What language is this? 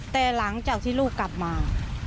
Thai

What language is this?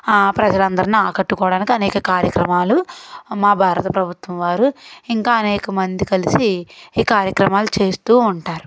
Telugu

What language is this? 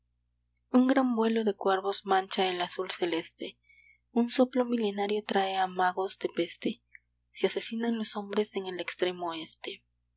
Spanish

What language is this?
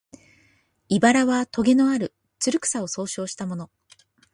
Japanese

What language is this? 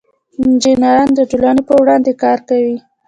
Pashto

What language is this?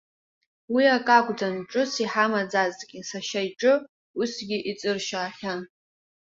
Abkhazian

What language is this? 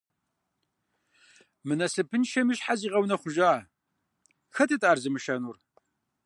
Kabardian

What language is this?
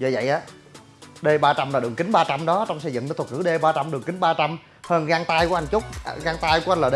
Vietnamese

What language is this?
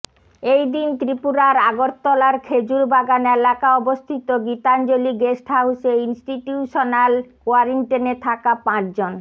Bangla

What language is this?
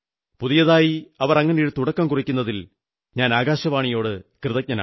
Malayalam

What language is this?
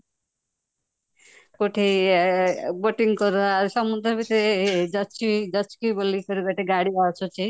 Odia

